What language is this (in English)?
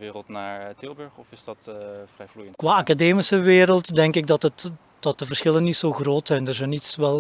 Dutch